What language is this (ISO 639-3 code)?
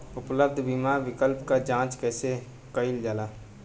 bho